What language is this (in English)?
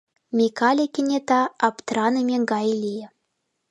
Mari